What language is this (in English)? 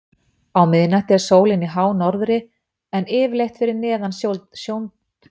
Icelandic